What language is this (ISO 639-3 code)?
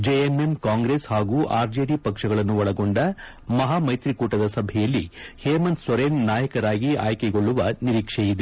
kan